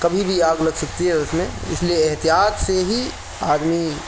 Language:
Urdu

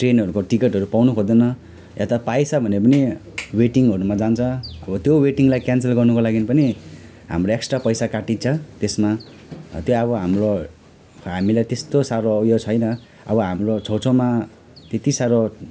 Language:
Nepali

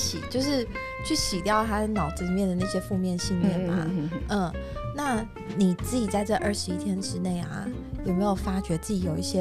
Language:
Chinese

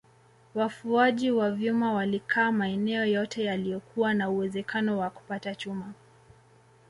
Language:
Swahili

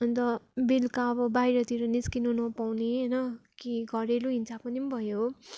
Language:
Nepali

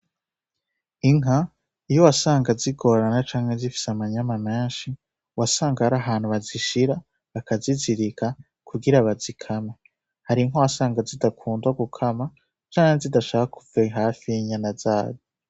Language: Rundi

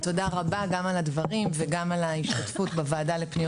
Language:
Hebrew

